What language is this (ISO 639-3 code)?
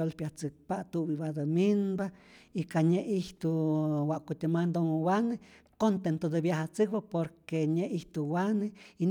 zor